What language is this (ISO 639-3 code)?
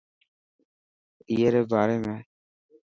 mki